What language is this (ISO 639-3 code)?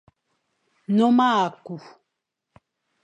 fan